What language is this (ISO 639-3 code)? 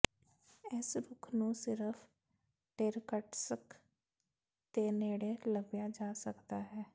pan